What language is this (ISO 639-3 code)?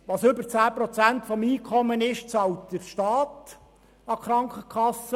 gsw